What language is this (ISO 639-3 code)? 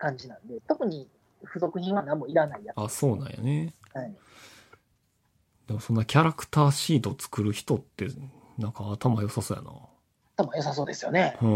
jpn